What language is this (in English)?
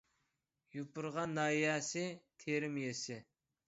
Uyghur